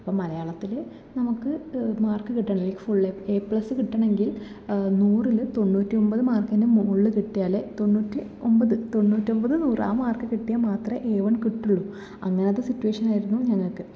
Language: Malayalam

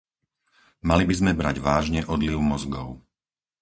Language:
Slovak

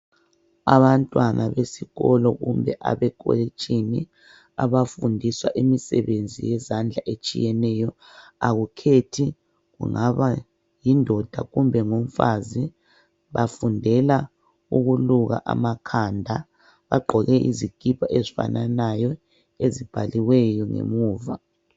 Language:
North Ndebele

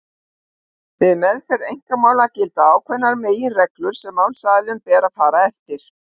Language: Icelandic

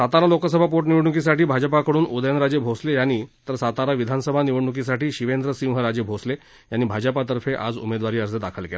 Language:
Marathi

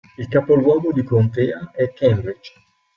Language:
Italian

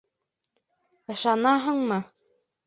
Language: Bashkir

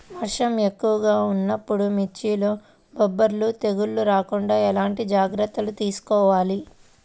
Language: Telugu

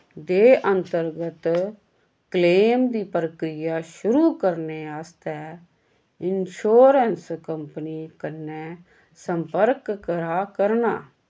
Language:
Dogri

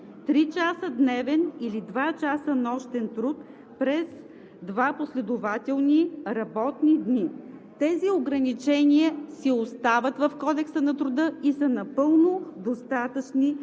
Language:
Bulgarian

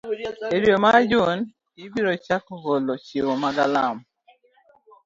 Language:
Luo (Kenya and Tanzania)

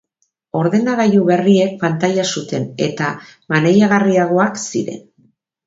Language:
Basque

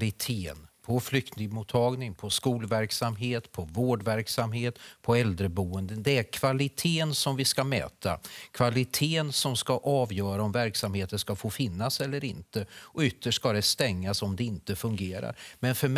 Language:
Swedish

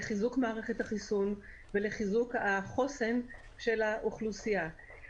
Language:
Hebrew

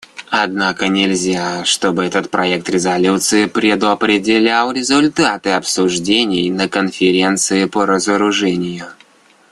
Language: Russian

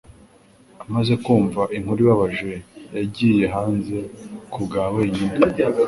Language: Kinyarwanda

